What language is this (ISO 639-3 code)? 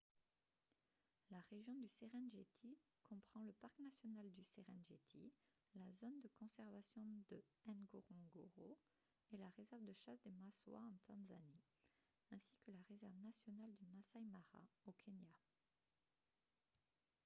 fra